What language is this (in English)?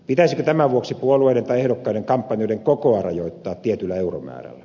Finnish